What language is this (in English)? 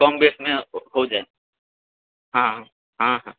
Maithili